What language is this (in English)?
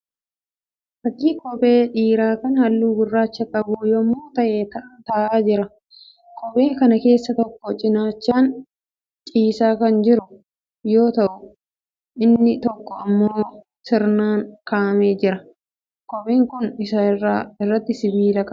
Oromo